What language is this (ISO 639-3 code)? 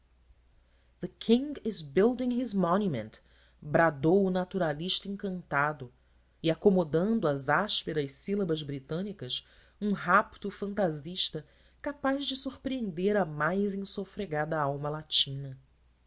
por